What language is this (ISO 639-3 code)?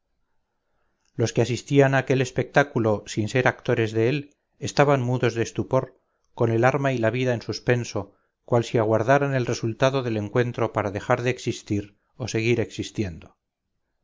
spa